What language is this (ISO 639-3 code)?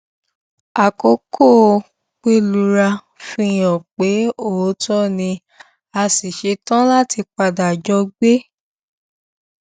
yor